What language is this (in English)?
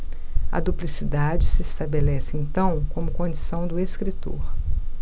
Portuguese